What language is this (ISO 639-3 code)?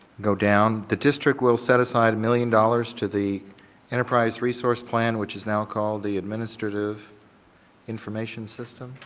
eng